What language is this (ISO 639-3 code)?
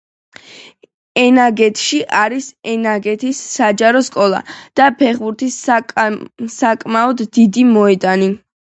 kat